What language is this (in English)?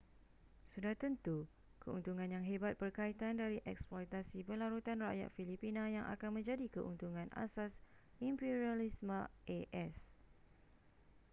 Malay